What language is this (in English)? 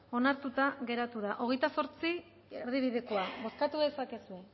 Basque